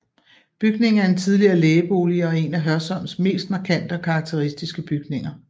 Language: Danish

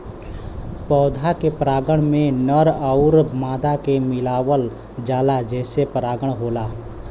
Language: Bhojpuri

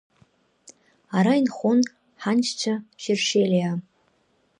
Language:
Abkhazian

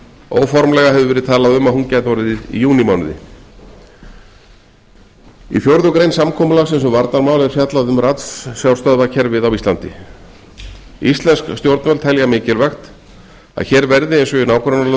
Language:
Icelandic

